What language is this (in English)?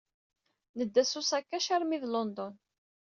Kabyle